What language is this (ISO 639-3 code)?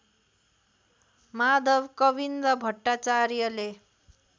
nep